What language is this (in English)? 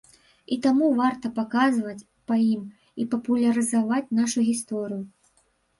Belarusian